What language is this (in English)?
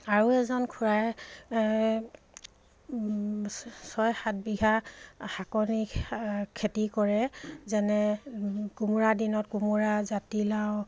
Assamese